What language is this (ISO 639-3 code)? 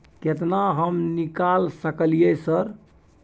mai